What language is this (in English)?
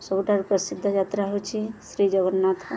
Odia